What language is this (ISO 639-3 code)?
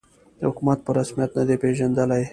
pus